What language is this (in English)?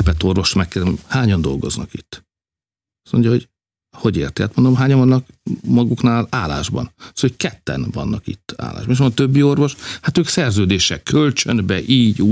Hungarian